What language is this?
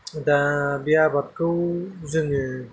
Bodo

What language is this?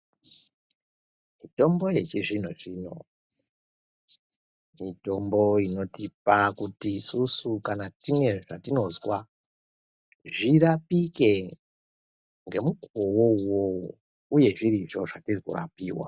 Ndau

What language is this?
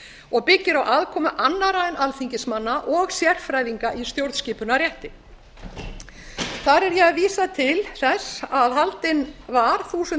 Icelandic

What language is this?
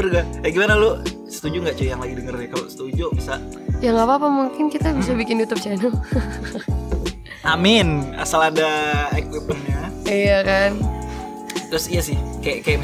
Indonesian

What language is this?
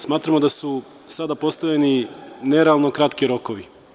Serbian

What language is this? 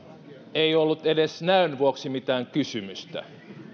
Finnish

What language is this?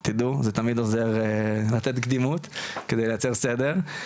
Hebrew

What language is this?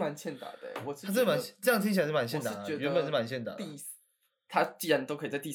Chinese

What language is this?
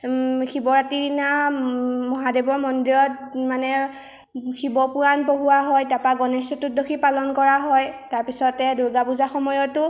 Assamese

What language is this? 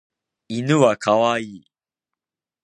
Japanese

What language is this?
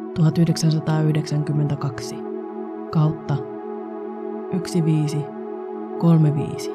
Finnish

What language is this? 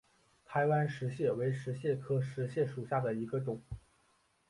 Chinese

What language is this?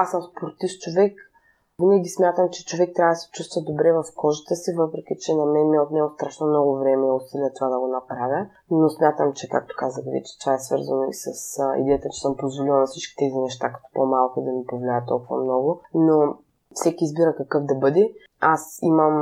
Bulgarian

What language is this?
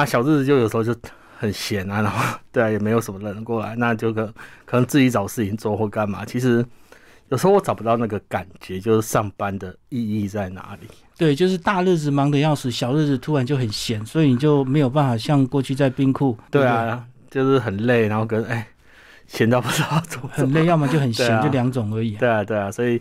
Chinese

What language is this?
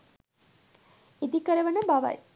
Sinhala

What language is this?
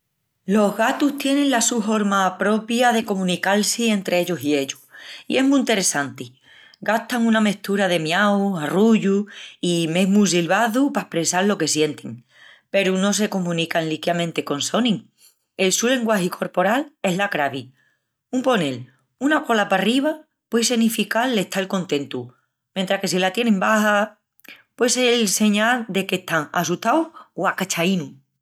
Extremaduran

